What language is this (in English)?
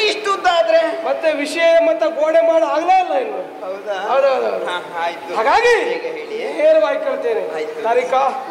Kannada